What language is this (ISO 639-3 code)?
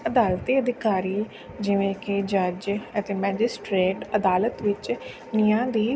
pan